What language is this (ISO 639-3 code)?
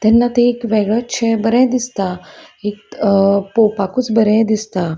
kok